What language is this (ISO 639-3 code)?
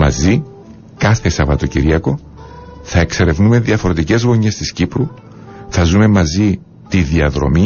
ell